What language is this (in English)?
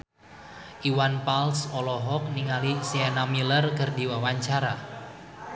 Sundanese